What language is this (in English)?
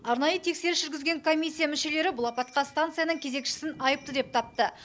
Kazakh